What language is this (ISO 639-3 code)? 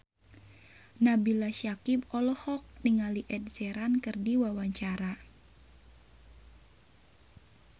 sun